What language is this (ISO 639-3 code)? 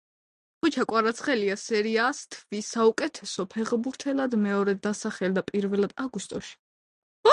kat